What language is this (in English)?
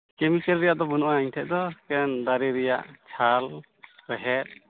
Santali